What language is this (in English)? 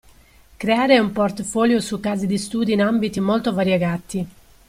Italian